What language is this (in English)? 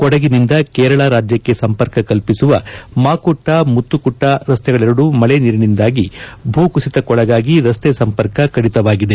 Kannada